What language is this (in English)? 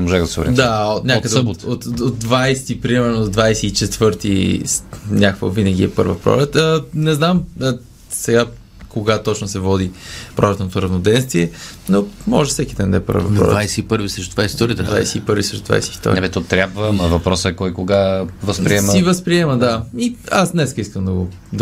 Bulgarian